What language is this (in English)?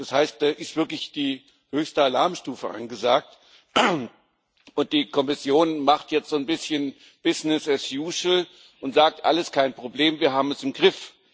German